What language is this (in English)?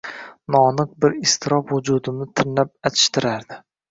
Uzbek